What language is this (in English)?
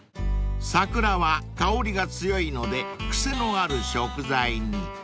Japanese